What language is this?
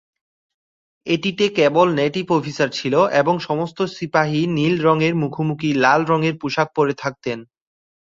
Bangla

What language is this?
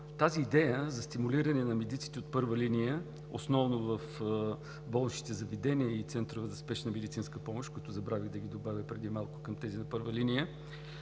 Bulgarian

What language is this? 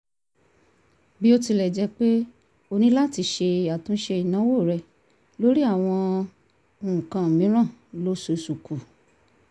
Yoruba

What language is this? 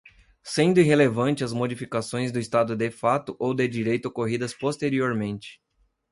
Portuguese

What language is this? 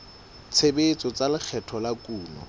Southern Sotho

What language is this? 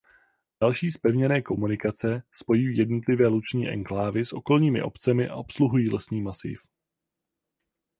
Czech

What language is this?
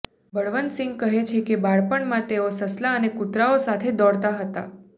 Gujarati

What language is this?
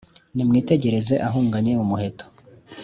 Kinyarwanda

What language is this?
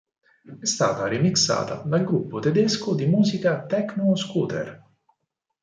Italian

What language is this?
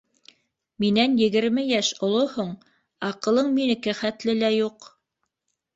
Bashkir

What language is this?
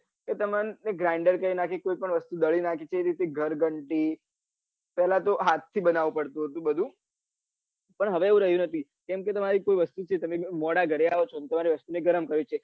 Gujarati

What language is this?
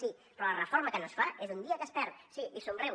Catalan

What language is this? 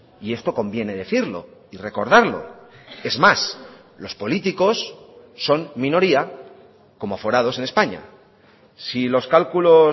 Spanish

